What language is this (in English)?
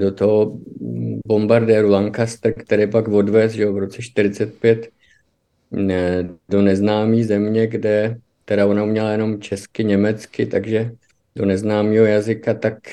Czech